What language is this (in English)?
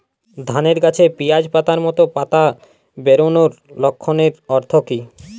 Bangla